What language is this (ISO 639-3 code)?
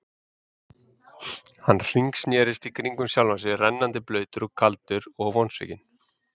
isl